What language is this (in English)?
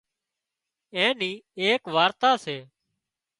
Wadiyara Koli